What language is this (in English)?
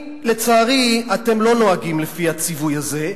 Hebrew